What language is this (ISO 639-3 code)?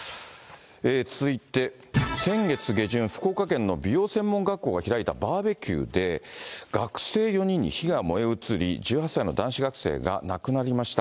jpn